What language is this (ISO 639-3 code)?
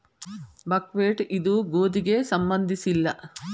kan